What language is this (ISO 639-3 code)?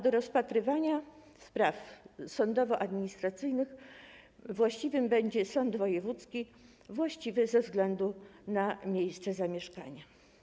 pol